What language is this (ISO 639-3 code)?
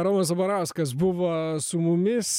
lit